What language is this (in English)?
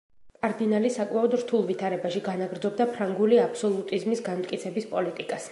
Georgian